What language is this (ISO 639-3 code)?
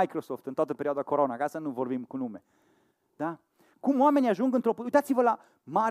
ron